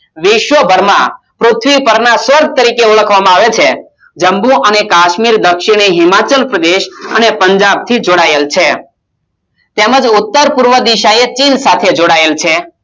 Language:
Gujarati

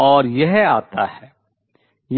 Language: Hindi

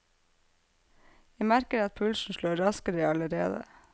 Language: Norwegian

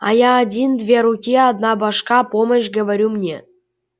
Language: Russian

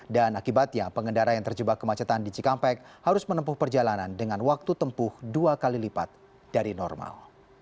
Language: Indonesian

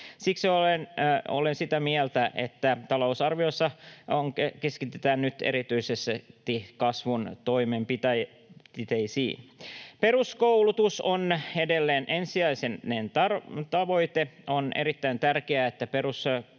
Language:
Finnish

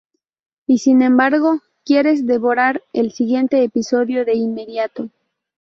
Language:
Spanish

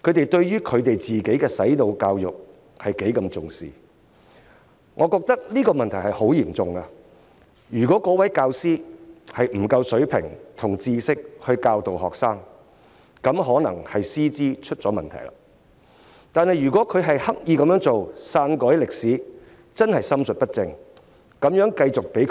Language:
Cantonese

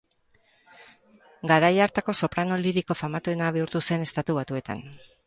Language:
Basque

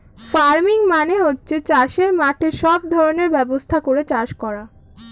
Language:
Bangla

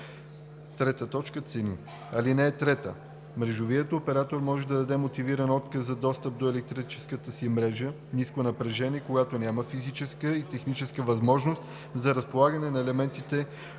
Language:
Bulgarian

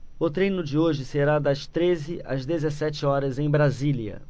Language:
Portuguese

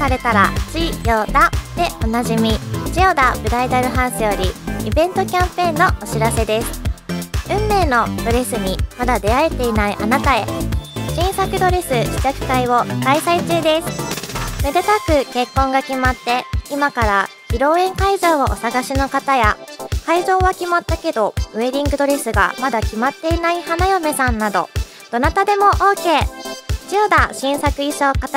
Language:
Japanese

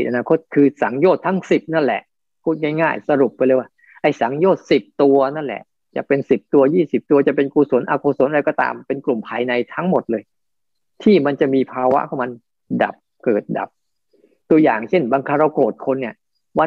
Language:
Thai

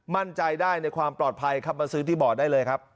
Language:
Thai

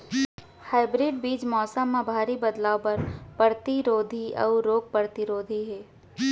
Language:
Chhattisgarhi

